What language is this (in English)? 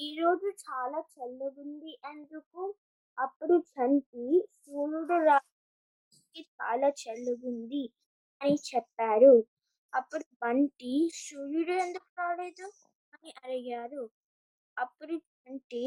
Telugu